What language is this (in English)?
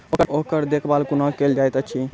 Maithili